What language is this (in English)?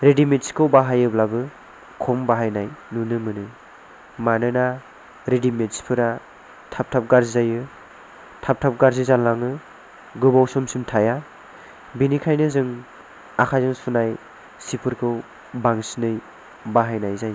Bodo